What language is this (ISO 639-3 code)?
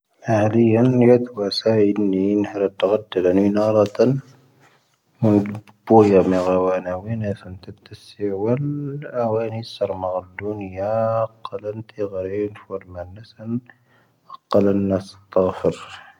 thv